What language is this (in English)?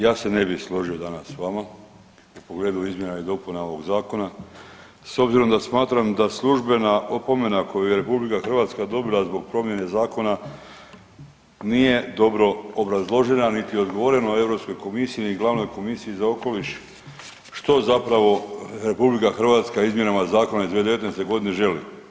Croatian